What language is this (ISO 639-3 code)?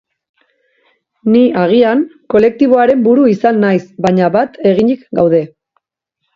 eus